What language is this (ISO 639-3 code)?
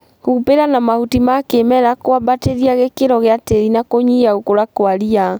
kik